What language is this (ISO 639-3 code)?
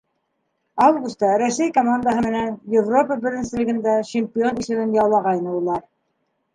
bak